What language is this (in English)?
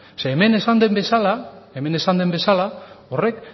Basque